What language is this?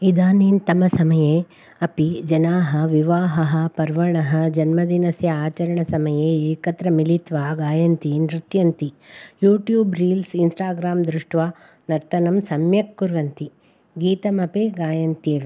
Sanskrit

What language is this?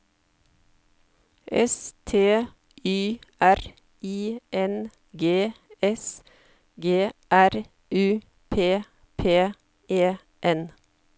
Norwegian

